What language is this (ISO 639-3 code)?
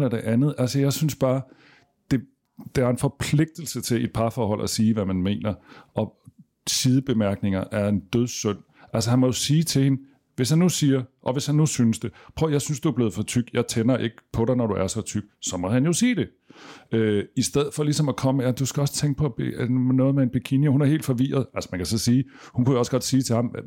dan